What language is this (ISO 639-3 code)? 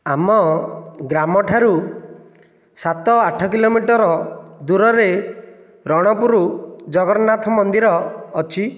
ori